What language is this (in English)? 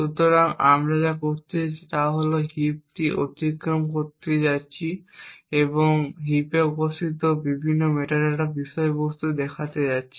Bangla